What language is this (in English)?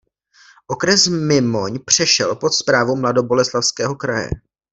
Czech